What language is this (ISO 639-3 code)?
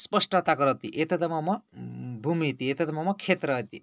san